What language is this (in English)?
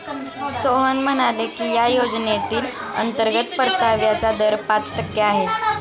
Marathi